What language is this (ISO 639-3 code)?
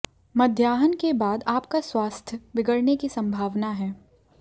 hin